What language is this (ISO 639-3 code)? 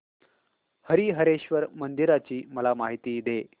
mar